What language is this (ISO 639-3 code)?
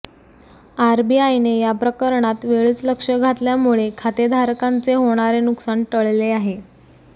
mar